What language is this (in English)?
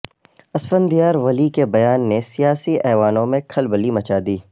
Urdu